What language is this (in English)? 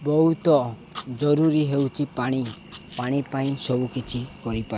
Odia